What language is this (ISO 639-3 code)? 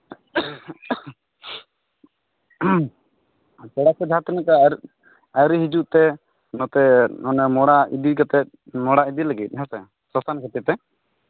sat